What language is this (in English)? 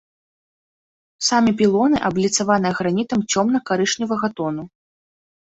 Belarusian